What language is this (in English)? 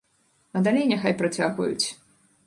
Belarusian